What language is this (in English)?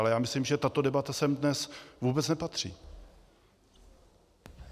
Czech